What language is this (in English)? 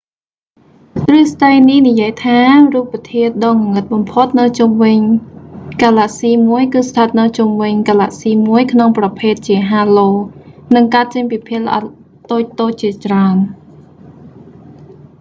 Khmer